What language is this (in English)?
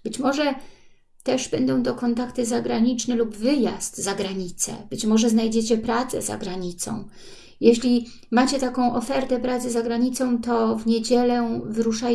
Polish